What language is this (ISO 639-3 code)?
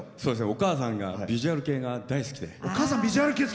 jpn